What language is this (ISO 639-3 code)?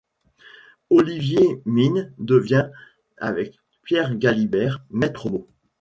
fra